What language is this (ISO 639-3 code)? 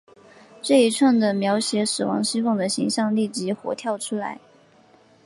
zho